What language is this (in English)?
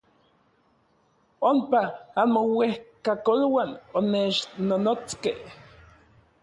Orizaba Nahuatl